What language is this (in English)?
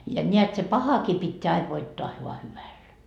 Finnish